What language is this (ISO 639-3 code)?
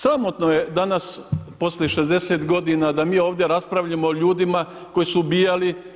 hrv